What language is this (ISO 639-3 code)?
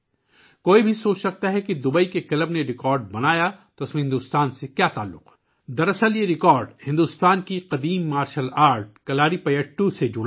urd